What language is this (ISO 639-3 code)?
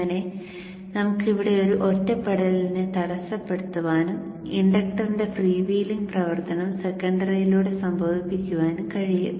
mal